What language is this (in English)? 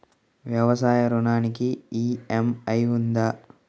Telugu